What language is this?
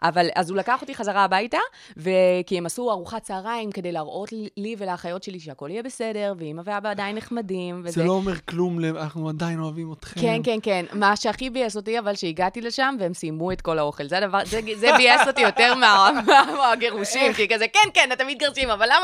Hebrew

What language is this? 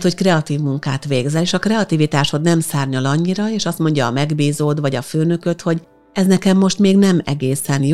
Hungarian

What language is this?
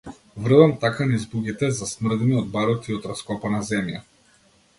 Macedonian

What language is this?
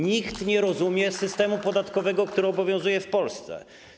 Polish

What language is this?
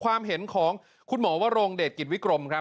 Thai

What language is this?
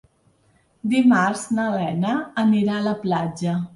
Catalan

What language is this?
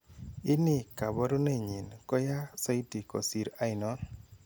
Kalenjin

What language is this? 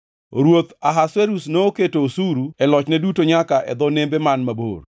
Luo (Kenya and Tanzania)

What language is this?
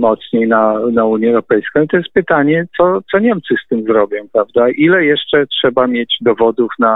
Polish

